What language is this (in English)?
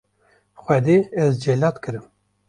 Kurdish